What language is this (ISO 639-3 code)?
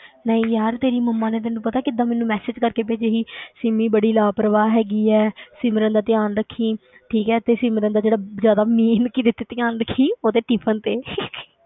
pan